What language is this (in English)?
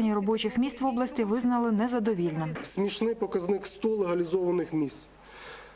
Ukrainian